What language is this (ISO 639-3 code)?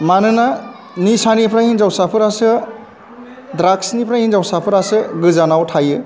brx